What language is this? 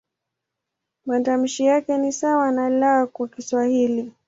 Swahili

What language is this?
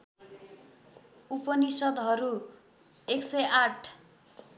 Nepali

